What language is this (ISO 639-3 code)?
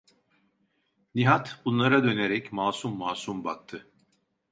tur